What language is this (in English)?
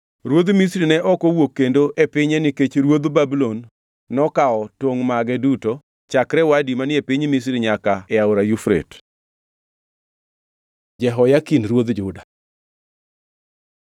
Luo (Kenya and Tanzania)